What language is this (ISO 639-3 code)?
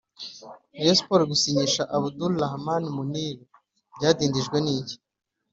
kin